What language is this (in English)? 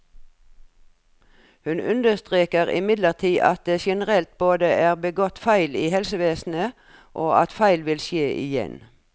Norwegian